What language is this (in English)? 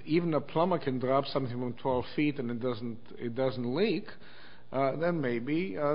English